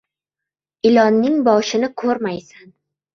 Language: Uzbek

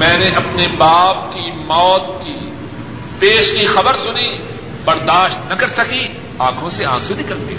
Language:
Urdu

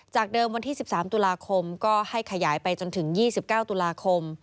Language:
Thai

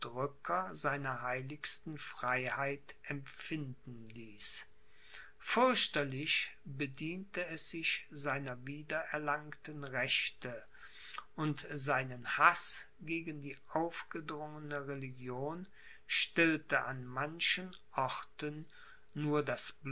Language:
German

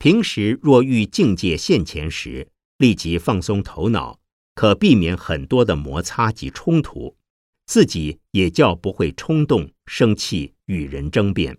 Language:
Chinese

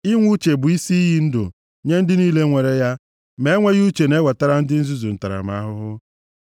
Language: Igbo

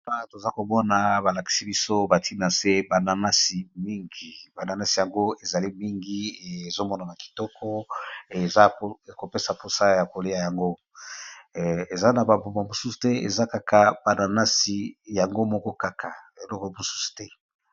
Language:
Lingala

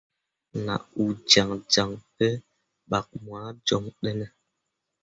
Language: Mundang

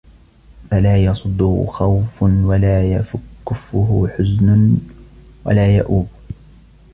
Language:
Arabic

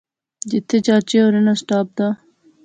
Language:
Pahari-Potwari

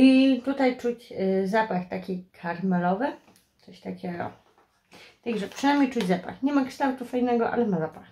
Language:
Polish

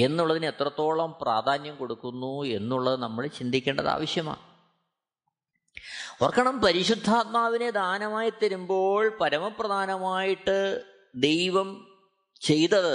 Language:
Malayalam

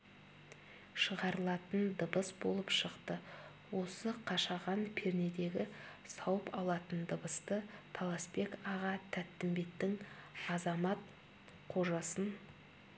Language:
Kazakh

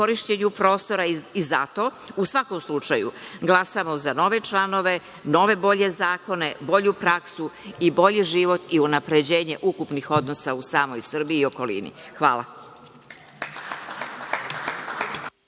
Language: Serbian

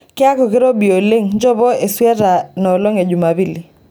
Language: Masai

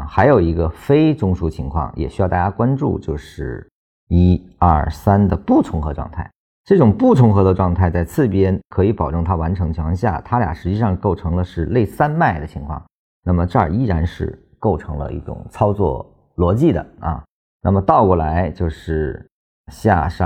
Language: Chinese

